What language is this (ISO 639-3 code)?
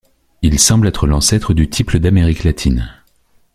fra